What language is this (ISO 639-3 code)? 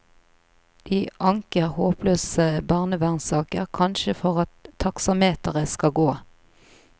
nor